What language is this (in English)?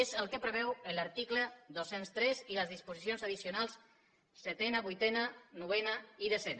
Catalan